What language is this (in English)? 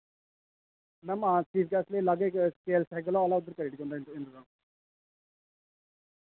Dogri